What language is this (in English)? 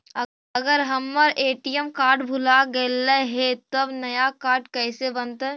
Magahi